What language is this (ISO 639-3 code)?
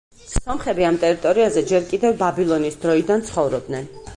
kat